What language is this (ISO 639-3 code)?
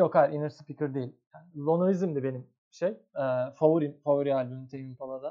tur